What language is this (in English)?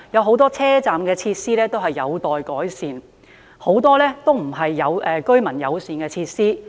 Cantonese